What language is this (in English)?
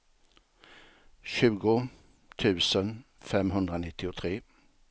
Swedish